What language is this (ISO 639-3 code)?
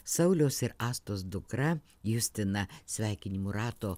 lit